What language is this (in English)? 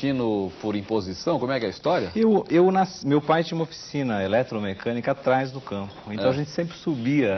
Portuguese